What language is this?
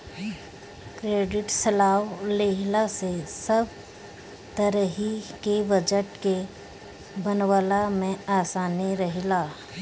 Bhojpuri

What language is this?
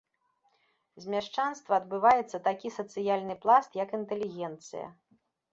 Belarusian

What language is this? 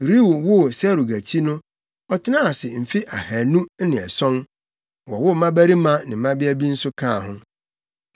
Akan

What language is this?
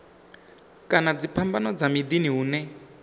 Venda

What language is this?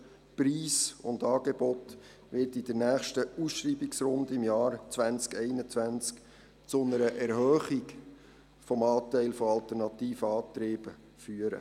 Swiss German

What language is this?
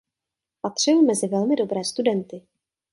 Czech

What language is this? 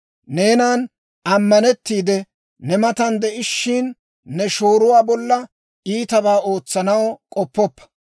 Dawro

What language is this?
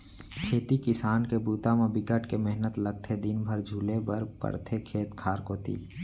Chhattisgarhi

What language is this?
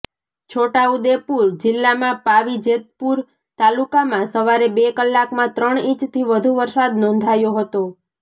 Gujarati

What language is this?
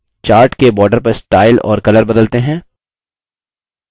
Hindi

